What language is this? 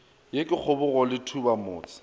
Northern Sotho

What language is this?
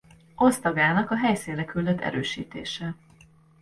Hungarian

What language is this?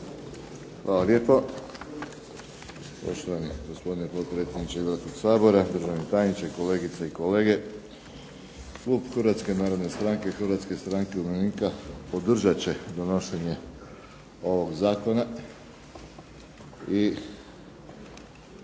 Croatian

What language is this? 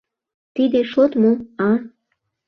Mari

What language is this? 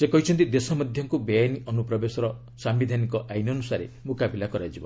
Odia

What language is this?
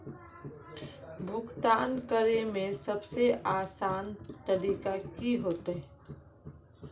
Magahi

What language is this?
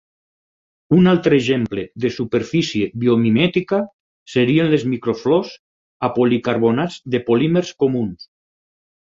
Catalan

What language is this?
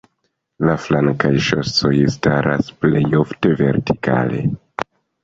Esperanto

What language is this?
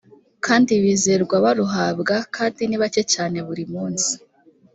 Kinyarwanda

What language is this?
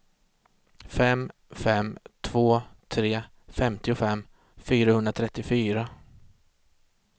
Swedish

